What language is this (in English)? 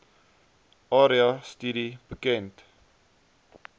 Afrikaans